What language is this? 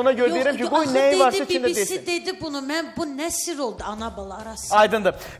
Turkish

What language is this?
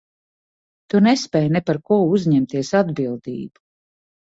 Latvian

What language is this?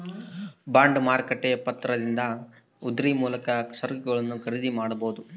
Kannada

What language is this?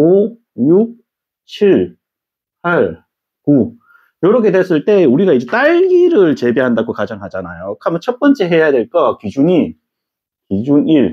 Korean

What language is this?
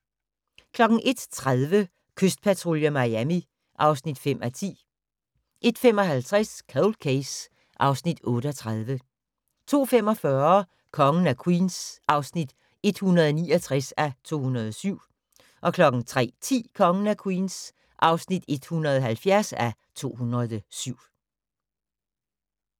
Danish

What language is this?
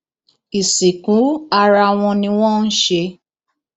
Yoruba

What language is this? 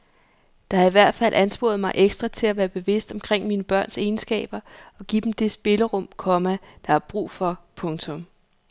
Danish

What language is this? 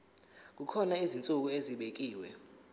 Zulu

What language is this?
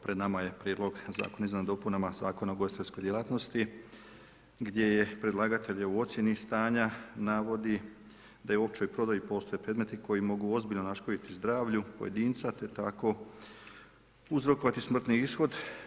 Croatian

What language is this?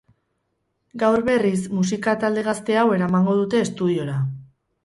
Basque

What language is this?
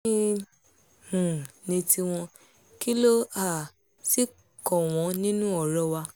Yoruba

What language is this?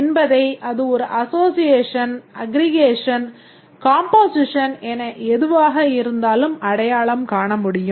Tamil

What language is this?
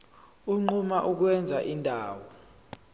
Zulu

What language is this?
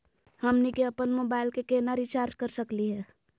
Magahi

